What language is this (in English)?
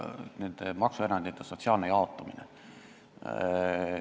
Estonian